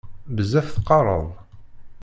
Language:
Kabyle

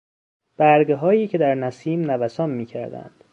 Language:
Persian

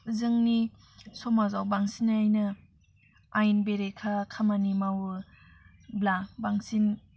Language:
Bodo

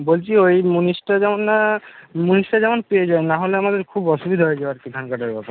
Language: Bangla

